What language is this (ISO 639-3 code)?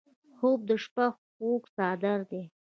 pus